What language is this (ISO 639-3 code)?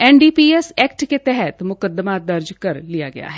hin